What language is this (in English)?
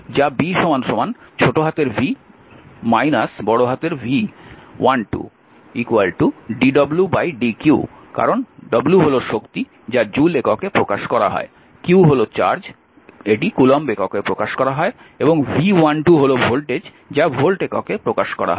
Bangla